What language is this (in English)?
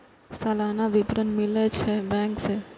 Maithili